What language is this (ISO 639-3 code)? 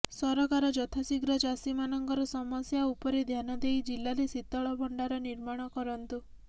ori